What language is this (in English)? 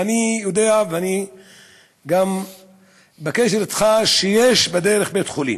Hebrew